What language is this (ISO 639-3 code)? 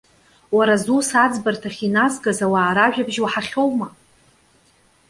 abk